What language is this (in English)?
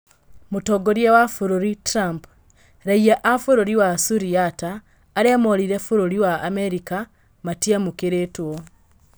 Kikuyu